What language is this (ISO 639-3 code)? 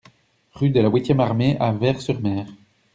fra